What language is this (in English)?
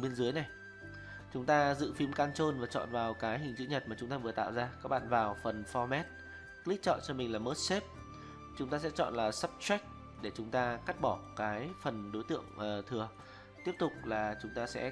Vietnamese